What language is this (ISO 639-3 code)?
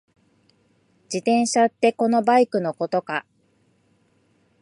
jpn